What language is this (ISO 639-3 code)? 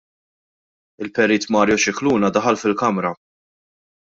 mlt